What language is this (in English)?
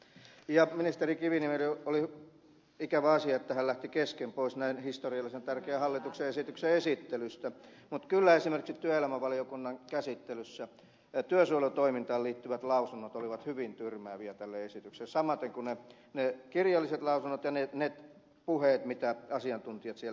Finnish